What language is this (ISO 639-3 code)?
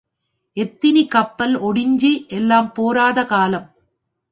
tam